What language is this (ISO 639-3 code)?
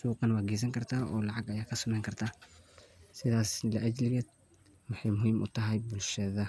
som